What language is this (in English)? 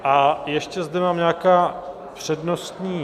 Czech